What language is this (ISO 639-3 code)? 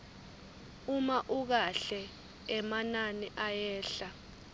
ssw